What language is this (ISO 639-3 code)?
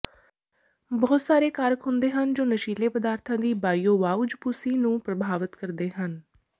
pan